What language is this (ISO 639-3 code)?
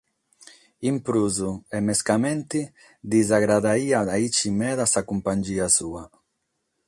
srd